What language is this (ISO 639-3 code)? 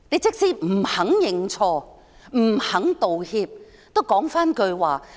yue